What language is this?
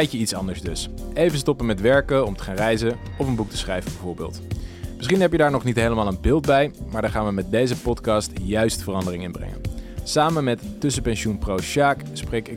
Dutch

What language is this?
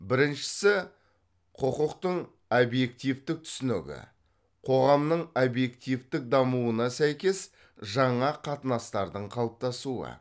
Kazakh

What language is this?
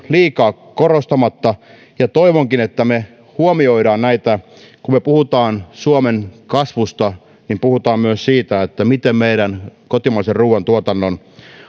Finnish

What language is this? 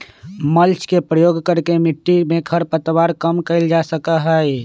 Magahi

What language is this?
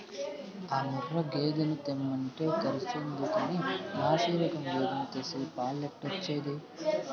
Telugu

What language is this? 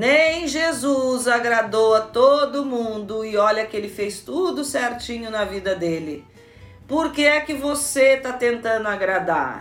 Portuguese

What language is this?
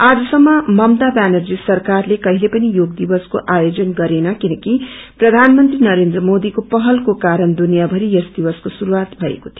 Nepali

